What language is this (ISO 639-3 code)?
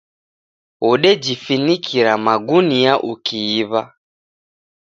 dav